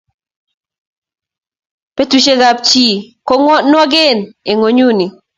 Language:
Kalenjin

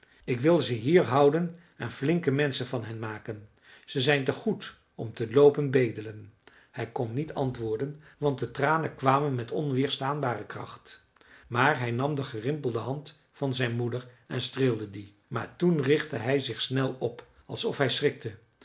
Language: Dutch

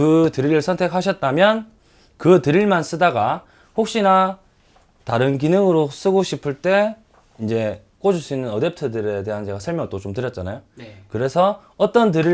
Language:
Korean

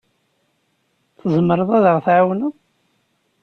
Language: Kabyle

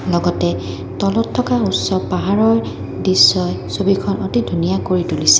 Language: Assamese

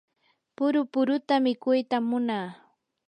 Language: Yanahuanca Pasco Quechua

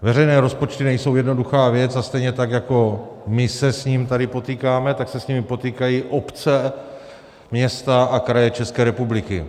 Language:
Czech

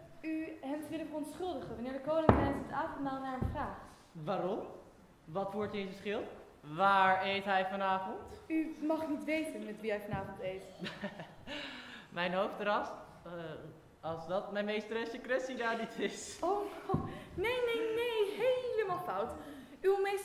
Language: Dutch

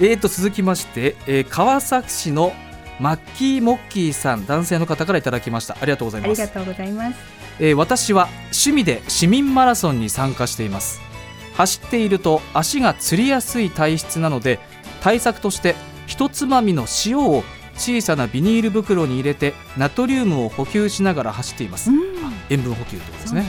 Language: Japanese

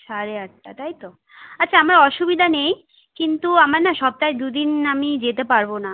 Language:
Bangla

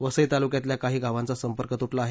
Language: Marathi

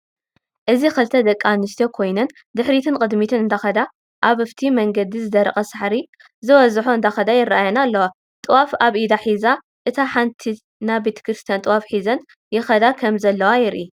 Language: Tigrinya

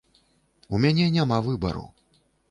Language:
Belarusian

